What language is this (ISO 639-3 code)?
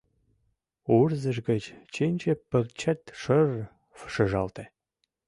chm